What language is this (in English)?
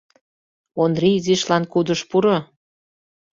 Mari